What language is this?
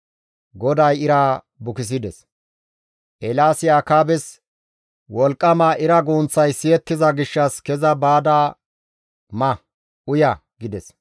Gamo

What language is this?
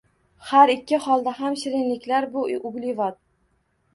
Uzbek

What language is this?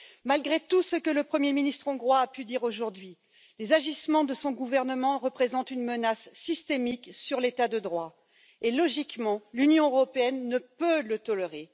French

